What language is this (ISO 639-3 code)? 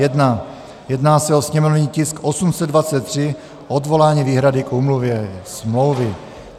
ces